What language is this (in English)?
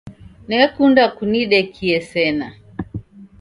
Taita